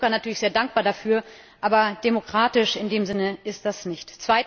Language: German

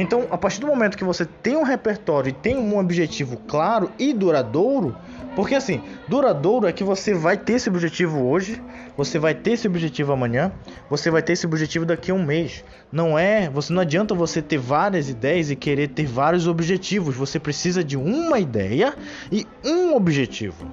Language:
Portuguese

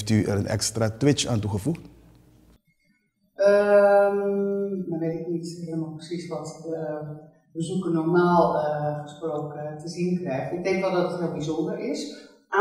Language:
Dutch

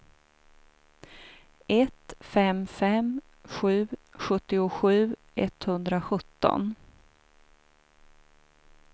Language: Swedish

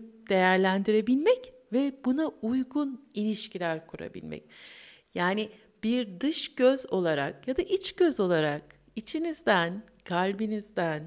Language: Turkish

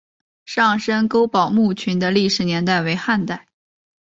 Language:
Chinese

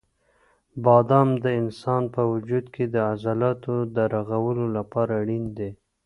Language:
Pashto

